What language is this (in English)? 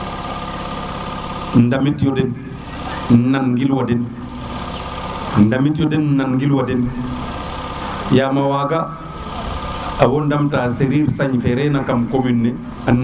Serer